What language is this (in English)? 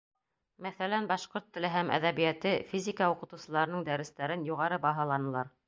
Bashkir